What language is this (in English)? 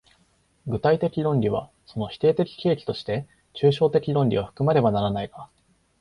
Japanese